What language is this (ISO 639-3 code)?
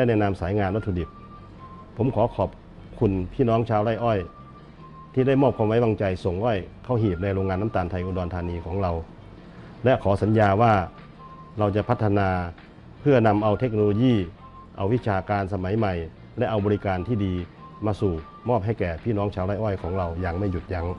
tha